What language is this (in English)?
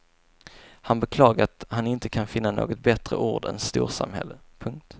Swedish